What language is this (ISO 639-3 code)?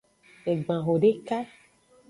ajg